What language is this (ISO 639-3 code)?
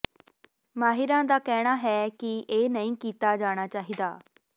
pan